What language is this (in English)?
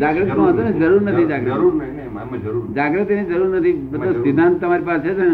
Gujarati